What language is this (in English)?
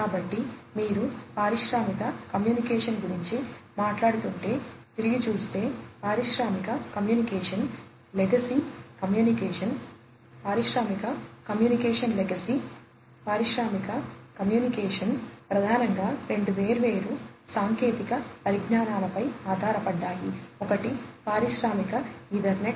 Telugu